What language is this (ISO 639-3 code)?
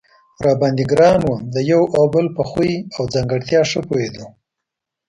pus